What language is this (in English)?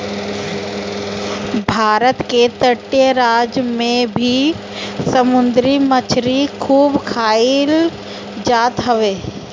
Bhojpuri